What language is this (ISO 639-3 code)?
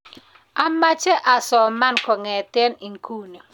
kln